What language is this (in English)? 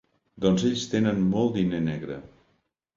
Catalan